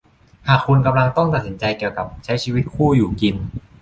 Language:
Thai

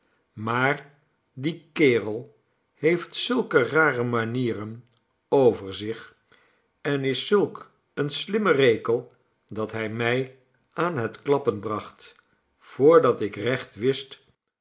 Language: Dutch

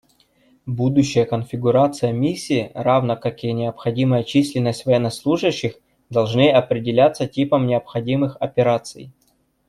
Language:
Russian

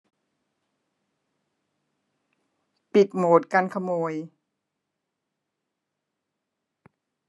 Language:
Thai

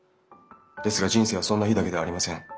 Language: Japanese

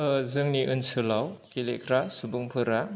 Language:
Bodo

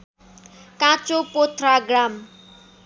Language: Nepali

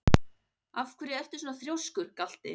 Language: Icelandic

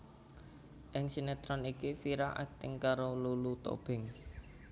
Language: Javanese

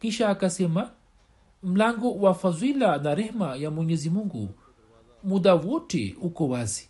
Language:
Swahili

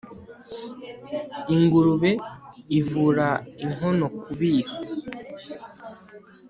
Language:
Kinyarwanda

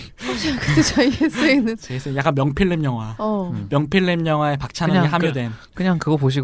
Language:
Korean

